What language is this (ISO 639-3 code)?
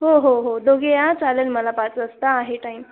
mar